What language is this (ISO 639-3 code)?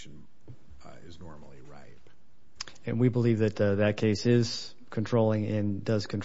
eng